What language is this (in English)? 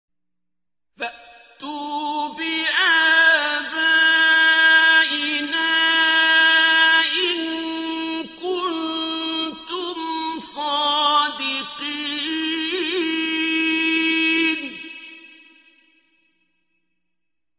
Arabic